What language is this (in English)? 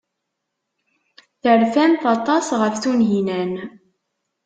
Kabyle